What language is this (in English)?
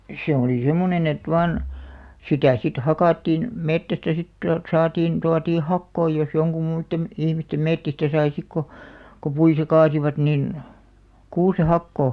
Finnish